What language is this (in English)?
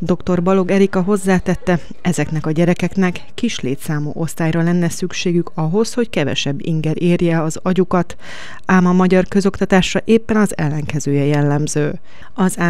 Hungarian